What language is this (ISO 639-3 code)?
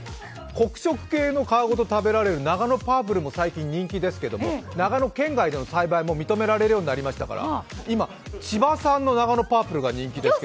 jpn